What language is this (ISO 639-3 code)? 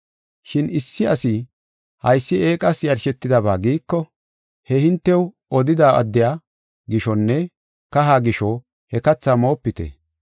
gof